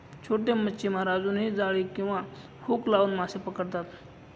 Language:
Marathi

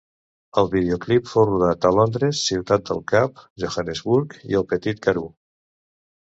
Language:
Catalan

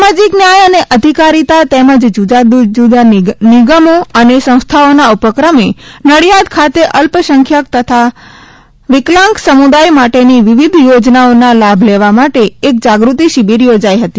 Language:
Gujarati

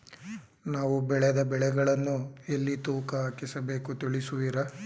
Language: Kannada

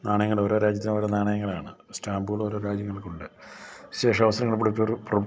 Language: Malayalam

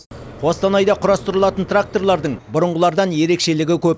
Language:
Kazakh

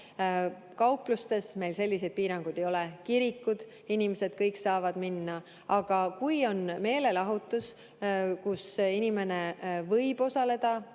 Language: Estonian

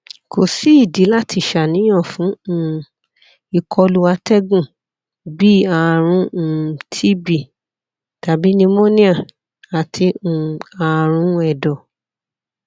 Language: Yoruba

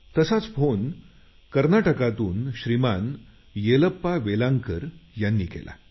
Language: Marathi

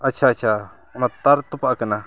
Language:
Santali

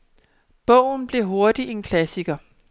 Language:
Danish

